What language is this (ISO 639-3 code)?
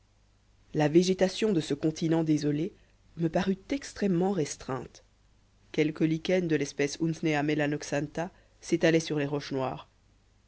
fra